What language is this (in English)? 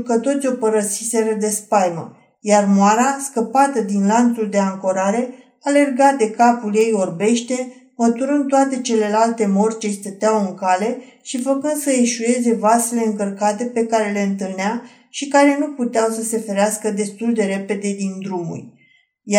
Romanian